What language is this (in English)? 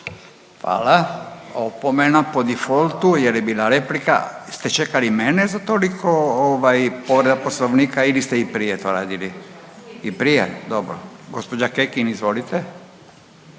Croatian